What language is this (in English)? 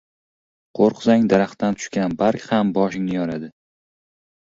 Uzbek